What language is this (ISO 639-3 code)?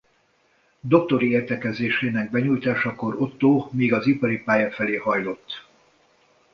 hun